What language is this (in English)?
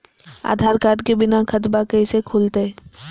Magahi